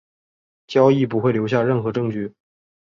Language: Chinese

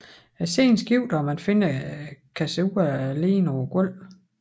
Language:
Danish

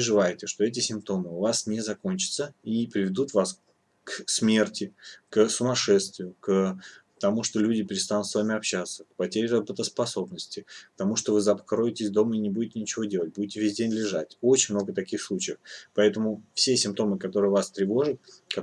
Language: Russian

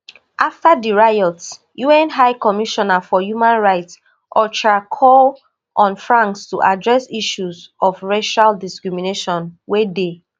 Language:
Nigerian Pidgin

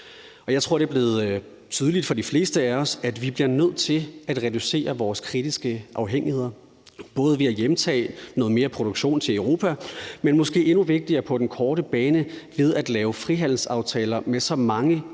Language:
Danish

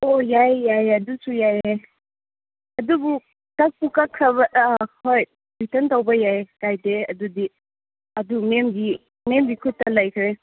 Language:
Manipuri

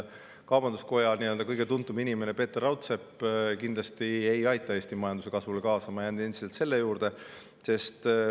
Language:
Estonian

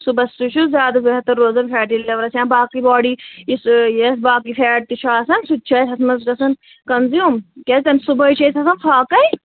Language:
Kashmiri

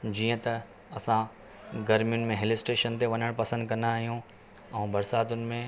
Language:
Sindhi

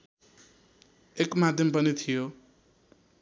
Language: Nepali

